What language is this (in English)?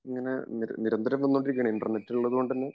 Malayalam